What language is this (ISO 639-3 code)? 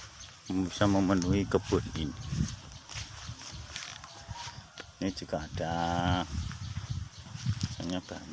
ind